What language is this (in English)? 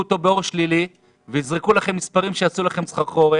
Hebrew